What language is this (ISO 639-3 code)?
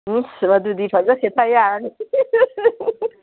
mni